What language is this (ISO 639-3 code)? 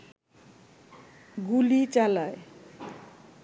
ben